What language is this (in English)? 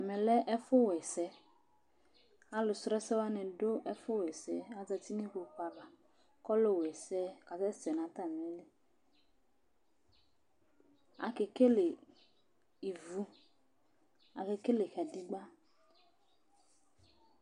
Ikposo